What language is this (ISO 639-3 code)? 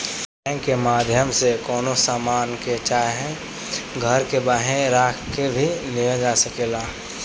bho